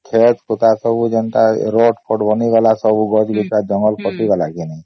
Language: Odia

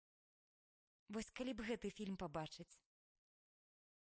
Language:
Belarusian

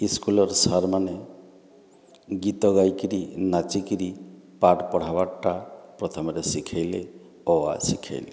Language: Odia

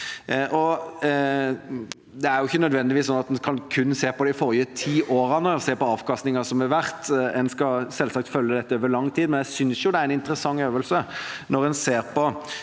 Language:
Norwegian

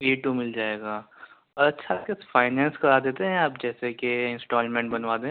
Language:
Urdu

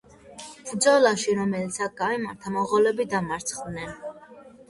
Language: Georgian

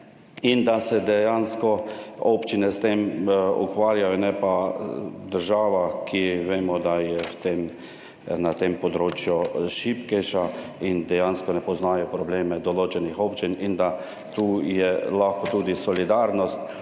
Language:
Slovenian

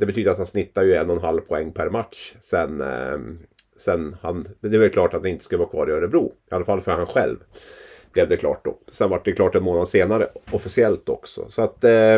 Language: Swedish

